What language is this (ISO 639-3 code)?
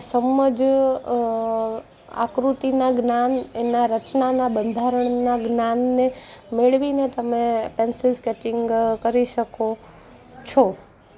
guj